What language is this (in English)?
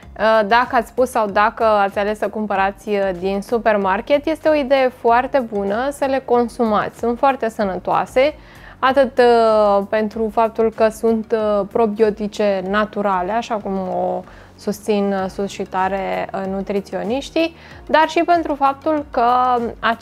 Romanian